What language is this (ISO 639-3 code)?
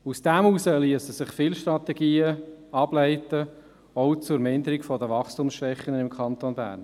gsw